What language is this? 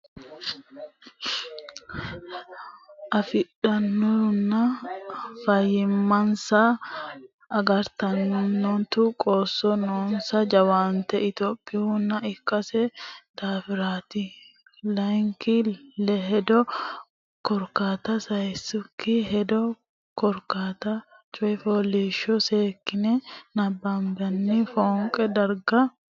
Sidamo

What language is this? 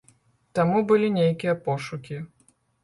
Belarusian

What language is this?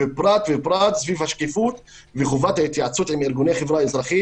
Hebrew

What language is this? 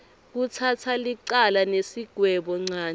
Swati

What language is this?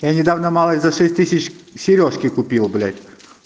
Russian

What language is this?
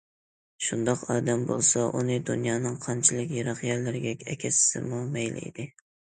Uyghur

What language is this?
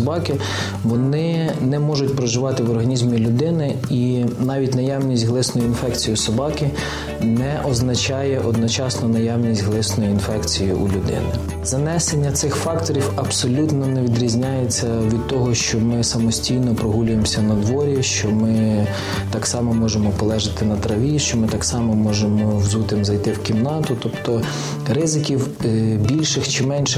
Ukrainian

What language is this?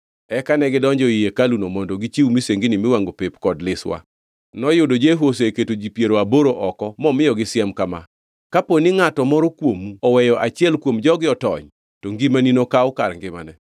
Luo (Kenya and Tanzania)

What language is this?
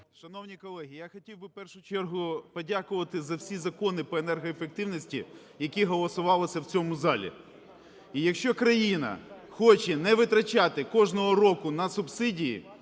Ukrainian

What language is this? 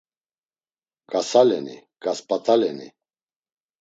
Laz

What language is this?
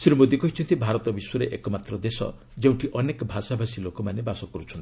Odia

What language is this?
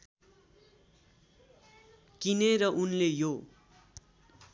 Nepali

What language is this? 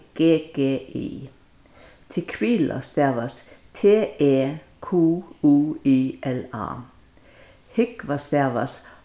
Faroese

